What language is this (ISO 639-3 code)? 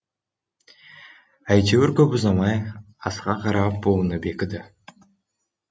kaz